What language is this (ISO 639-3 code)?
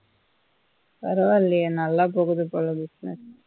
tam